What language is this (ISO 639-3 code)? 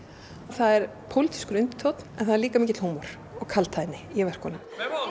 isl